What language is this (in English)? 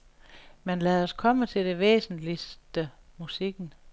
Danish